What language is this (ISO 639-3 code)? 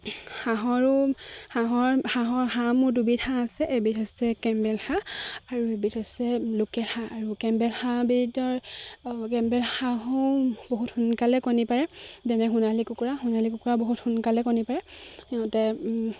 asm